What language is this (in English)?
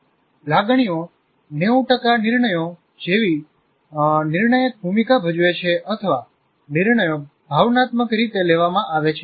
Gujarati